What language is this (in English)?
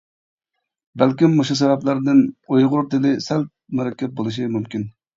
Uyghur